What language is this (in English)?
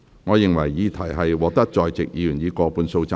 Cantonese